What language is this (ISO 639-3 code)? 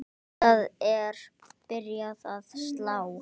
isl